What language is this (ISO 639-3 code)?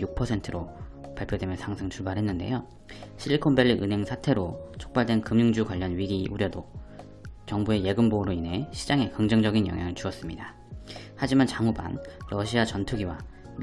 kor